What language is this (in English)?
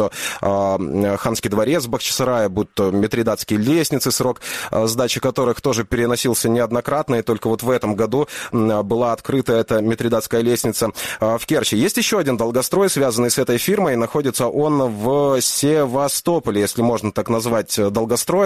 Russian